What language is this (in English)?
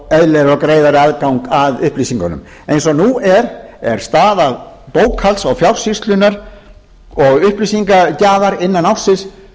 Icelandic